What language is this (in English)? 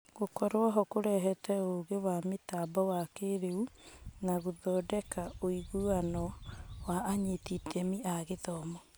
Kikuyu